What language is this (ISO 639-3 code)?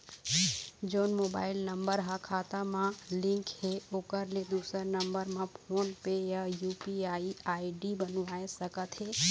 hne